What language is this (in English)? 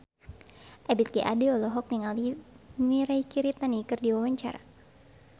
Sundanese